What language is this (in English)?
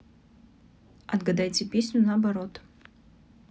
Russian